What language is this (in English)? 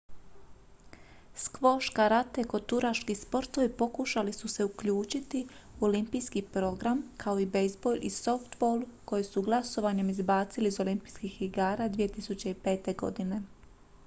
Croatian